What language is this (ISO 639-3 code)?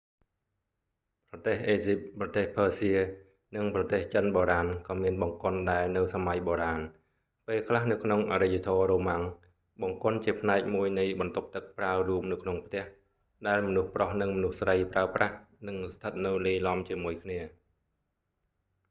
khm